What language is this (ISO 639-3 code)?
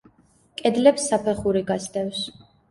kat